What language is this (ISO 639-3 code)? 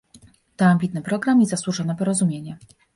pol